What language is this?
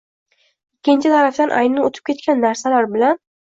Uzbek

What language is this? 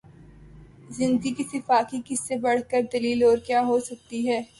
Urdu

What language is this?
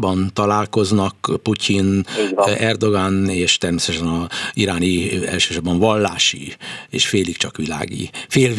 Hungarian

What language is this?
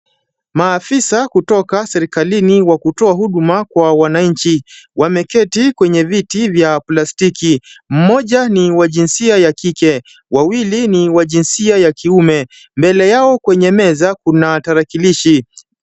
Swahili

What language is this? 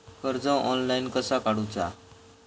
Marathi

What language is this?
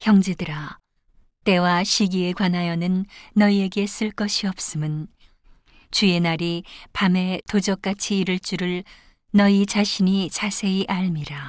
Korean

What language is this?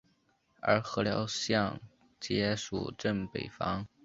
Chinese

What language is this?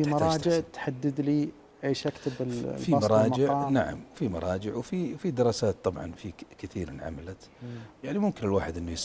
Arabic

